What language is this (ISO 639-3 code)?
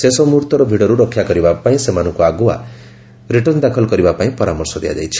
ori